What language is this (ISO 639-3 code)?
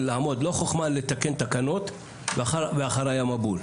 heb